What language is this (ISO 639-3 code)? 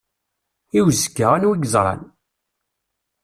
kab